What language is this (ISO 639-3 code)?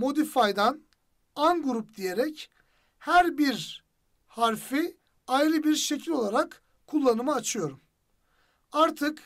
tur